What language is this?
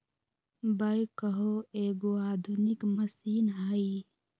Magahi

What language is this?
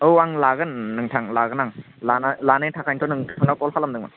Bodo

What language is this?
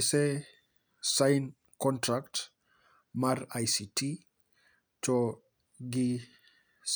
Luo (Kenya and Tanzania)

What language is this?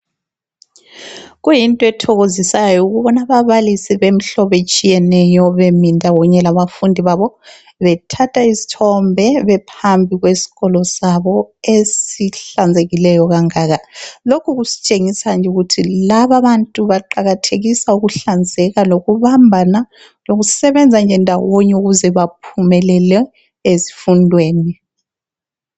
North Ndebele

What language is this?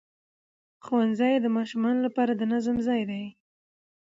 Pashto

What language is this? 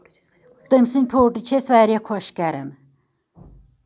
Kashmiri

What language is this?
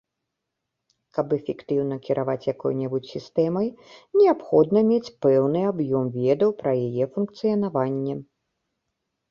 Belarusian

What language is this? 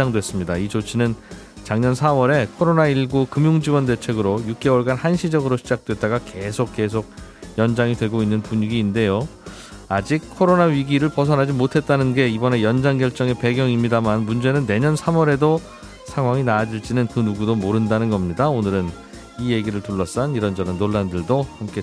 Korean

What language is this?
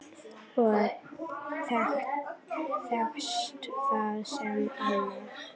Icelandic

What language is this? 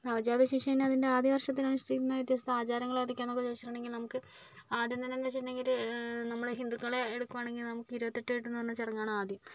Malayalam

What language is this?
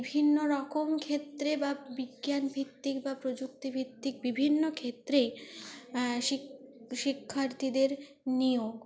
Bangla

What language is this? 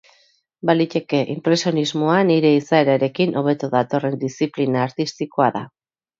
Basque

